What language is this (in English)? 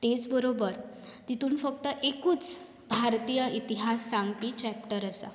Konkani